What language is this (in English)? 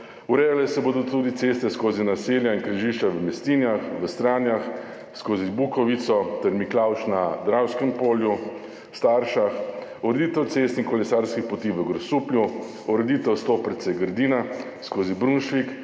Slovenian